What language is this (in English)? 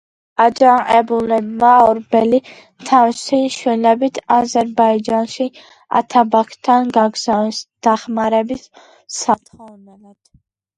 Georgian